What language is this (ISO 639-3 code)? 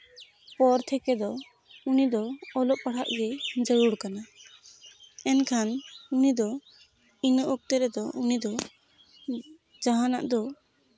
sat